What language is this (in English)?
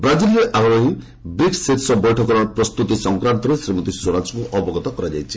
Odia